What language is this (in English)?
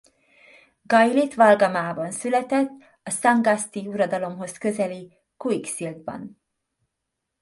Hungarian